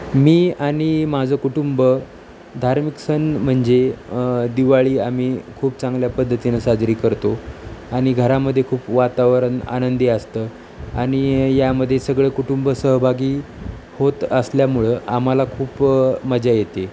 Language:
Marathi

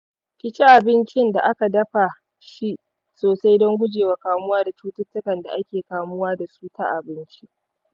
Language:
Hausa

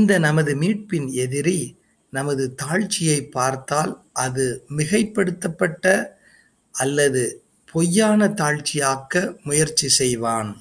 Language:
Tamil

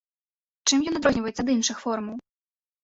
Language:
Belarusian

